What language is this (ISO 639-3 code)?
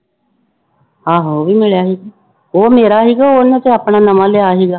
pan